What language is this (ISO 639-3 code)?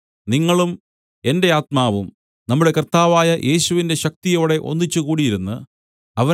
mal